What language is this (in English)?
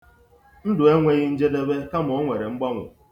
Igbo